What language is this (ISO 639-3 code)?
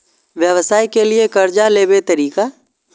mai